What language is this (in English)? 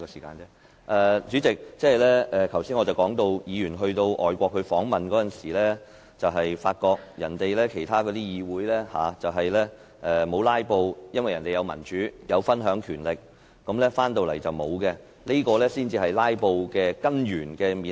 Cantonese